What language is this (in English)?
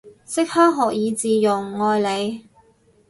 Cantonese